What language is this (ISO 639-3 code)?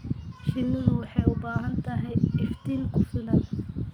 som